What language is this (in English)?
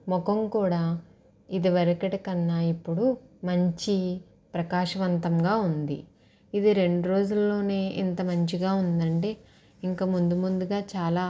Telugu